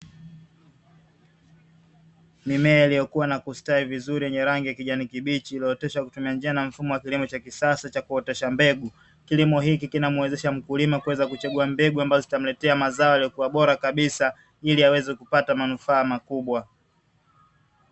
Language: Swahili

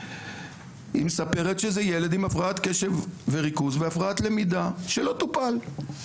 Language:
Hebrew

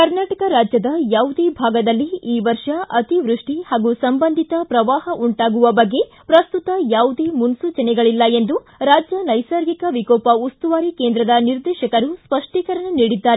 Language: Kannada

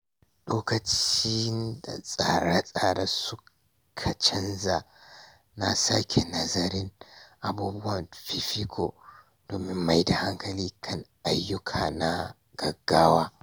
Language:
Hausa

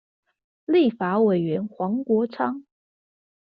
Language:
Chinese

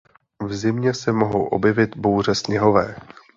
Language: Czech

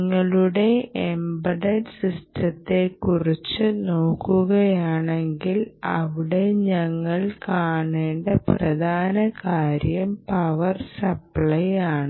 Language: Malayalam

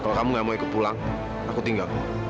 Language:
Indonesian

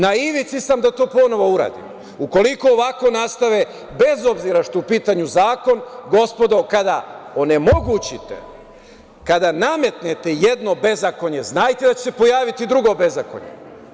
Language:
Serbian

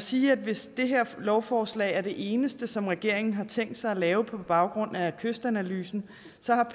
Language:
Danish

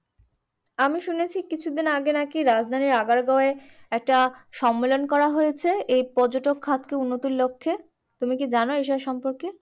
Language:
Bangla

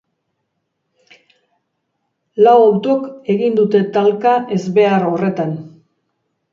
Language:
Basque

